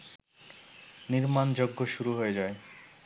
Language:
Bangla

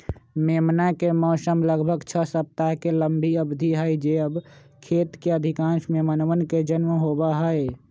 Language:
Magahi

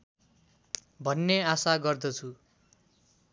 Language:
Nepali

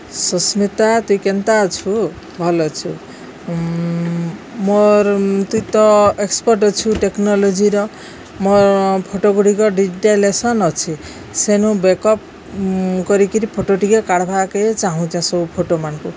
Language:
Odia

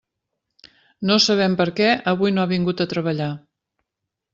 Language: Catalan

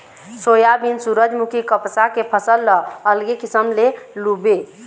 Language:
Chhattisgarhi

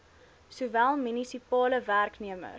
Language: Afrikaans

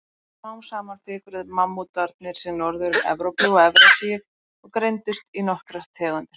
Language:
Icelandic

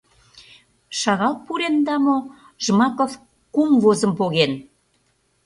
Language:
Mari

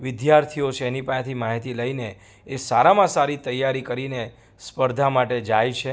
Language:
Gujarati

